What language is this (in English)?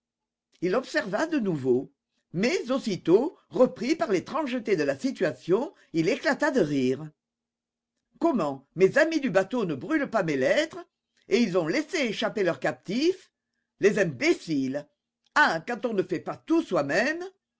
French